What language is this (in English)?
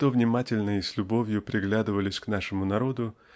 Russian